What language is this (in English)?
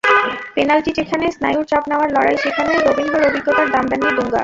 Bangla